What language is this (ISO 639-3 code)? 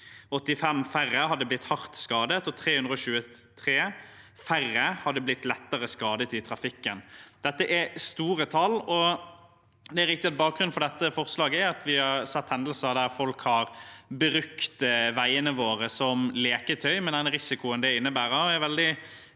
nor